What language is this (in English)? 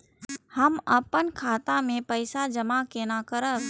Maithili